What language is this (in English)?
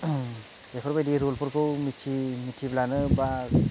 Bodo